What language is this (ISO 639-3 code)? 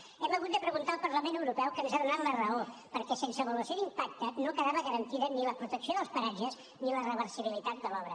cat